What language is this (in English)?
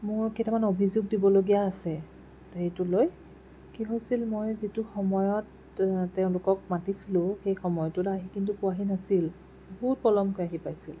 Assamese